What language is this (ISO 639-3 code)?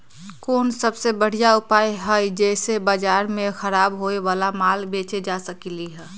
mag